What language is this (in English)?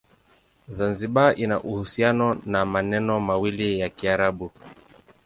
Swahili